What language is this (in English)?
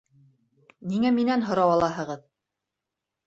Bashkir